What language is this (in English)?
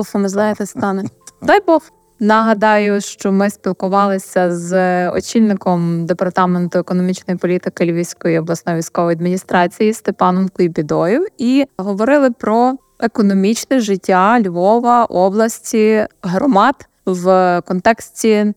Ukrainian